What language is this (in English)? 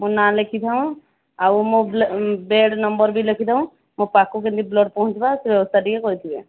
Odia